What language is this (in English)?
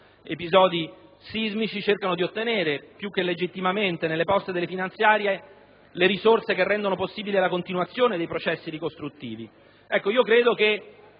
Italian